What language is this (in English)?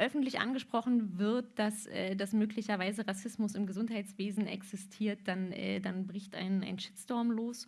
German